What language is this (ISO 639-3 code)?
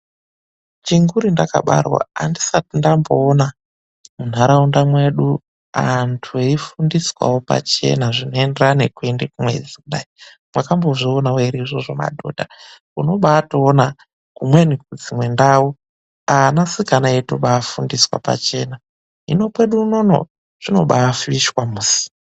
ndc